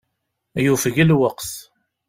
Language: Kabyle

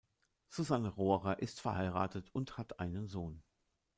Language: German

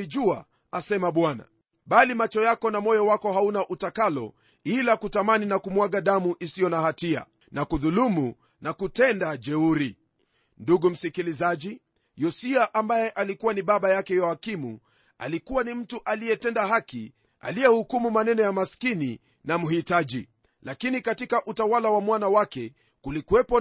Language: Swahili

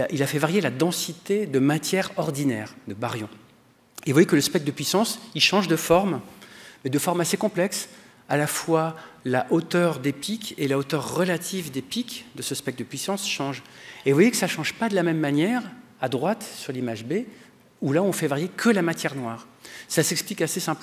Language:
French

